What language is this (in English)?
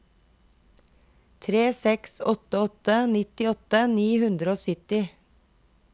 Norwegian